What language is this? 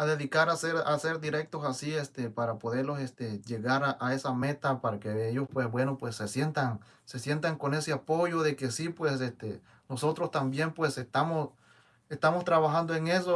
Spanish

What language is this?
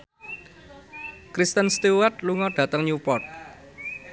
Javanese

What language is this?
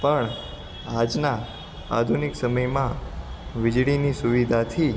Gujarati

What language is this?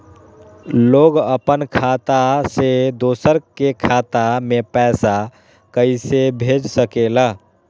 Magahi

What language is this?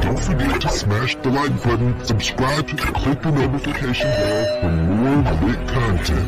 Filipino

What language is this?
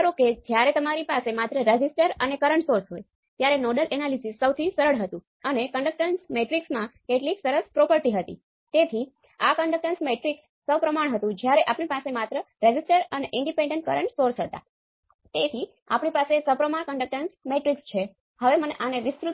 Gujarati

